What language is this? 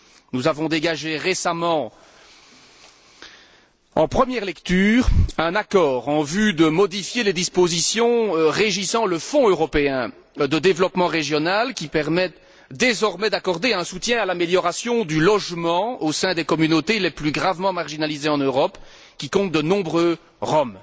French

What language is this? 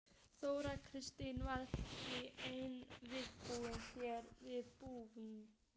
Icelandic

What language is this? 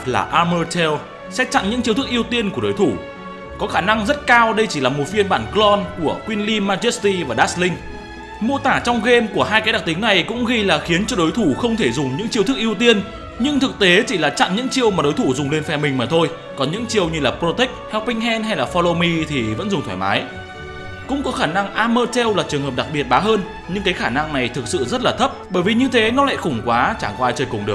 Vietnamese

